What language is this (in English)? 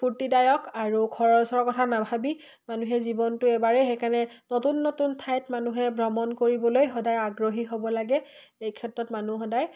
Assamese